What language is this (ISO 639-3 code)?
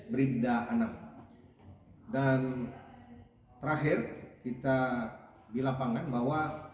ind